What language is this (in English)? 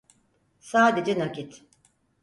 Turkish